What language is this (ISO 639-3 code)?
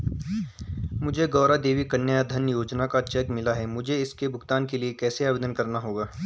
hin